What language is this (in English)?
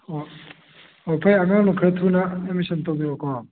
Manipuri